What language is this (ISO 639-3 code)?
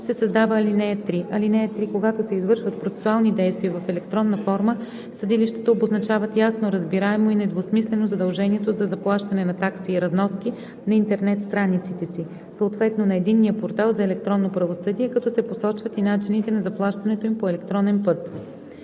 bul